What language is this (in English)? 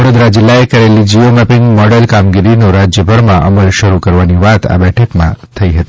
Gujarati